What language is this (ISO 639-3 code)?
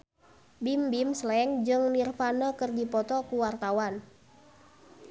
sun